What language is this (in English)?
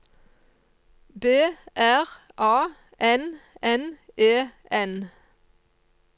Norwegian